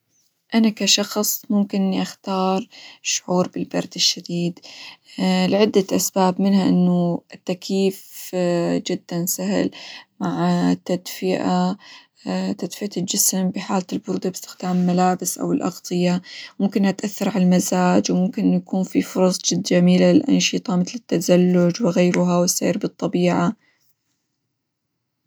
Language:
Hijazi Arabic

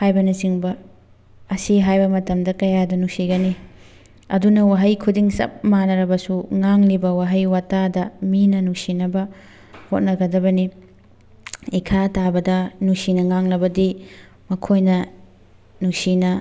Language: Manipuri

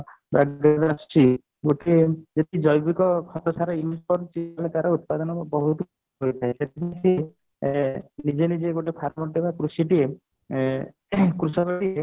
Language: Odia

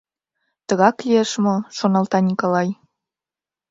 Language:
Mari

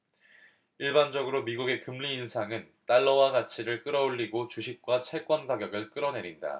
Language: Korean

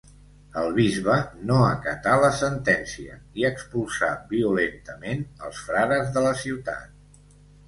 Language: Catalan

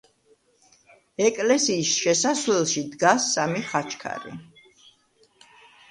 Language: Georgian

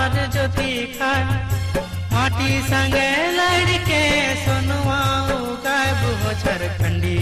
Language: Hindi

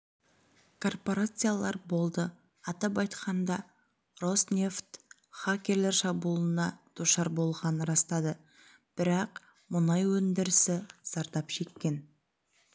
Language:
Kazakh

